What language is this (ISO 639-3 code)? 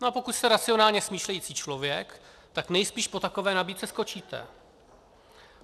ces